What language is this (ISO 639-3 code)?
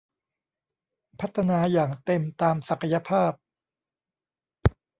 tha